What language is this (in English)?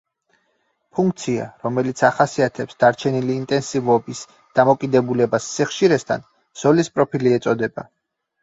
Georgian